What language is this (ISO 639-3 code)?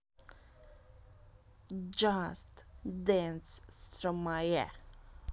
rus